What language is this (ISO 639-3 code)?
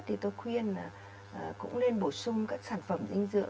vie